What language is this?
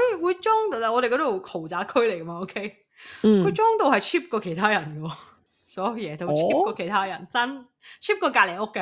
Chinese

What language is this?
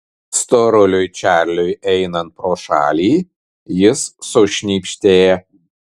Lithuanian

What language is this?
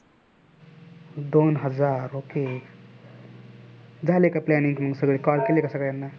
Marathi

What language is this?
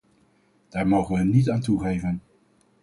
Dutch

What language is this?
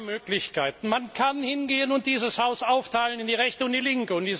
German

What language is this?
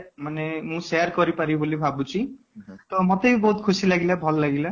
Odia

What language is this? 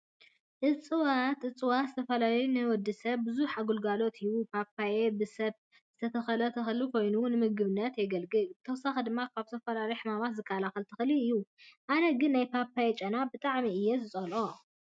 Tigrinya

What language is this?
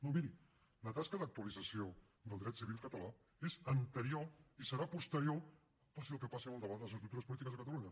Catalan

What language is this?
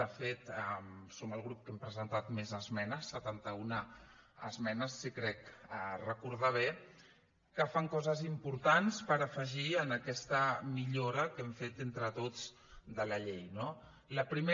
Catalan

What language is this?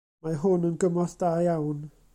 Welsh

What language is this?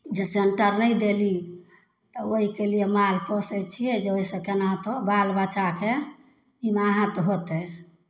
Maithili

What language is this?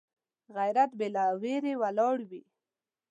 Pashto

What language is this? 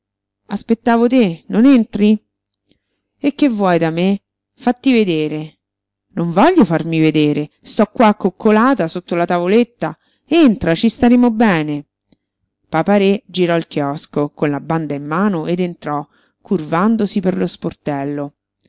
Italian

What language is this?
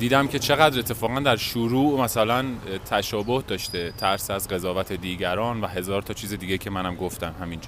Persian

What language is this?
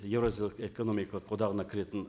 Kazakh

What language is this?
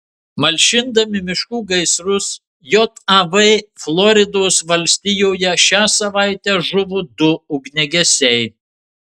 Lithuanian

